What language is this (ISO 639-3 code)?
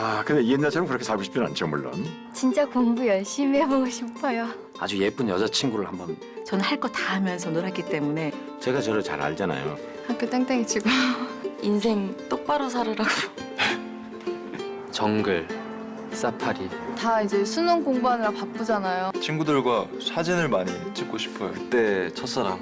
kor